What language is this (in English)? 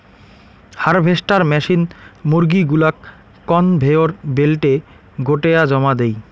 Bangla